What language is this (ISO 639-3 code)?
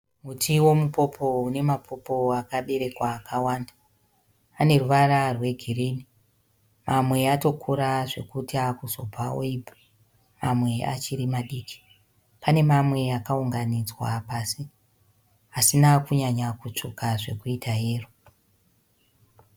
sna